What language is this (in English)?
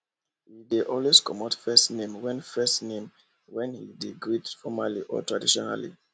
Nigerian Pidgin